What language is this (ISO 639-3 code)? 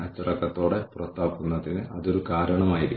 mal